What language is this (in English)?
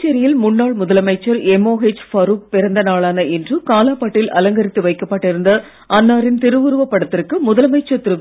Tamil